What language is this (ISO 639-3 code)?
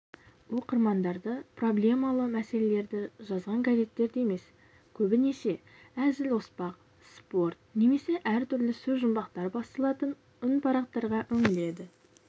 kaz